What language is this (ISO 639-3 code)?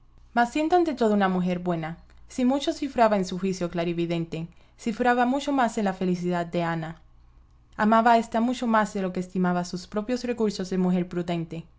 spa